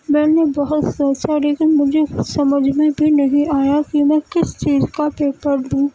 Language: Urdu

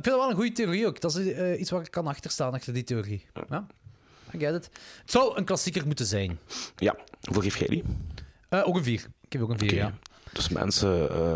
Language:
Dutch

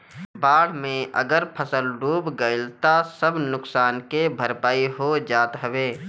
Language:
Bhojpuri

